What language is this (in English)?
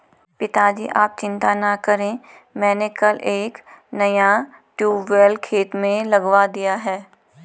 Hindi